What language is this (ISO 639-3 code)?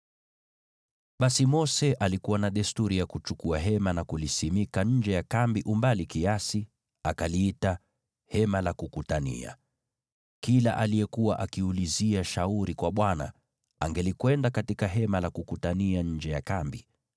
swa